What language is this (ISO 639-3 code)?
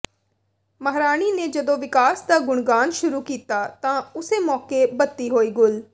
pan